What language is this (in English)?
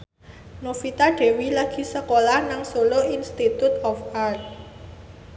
Javanese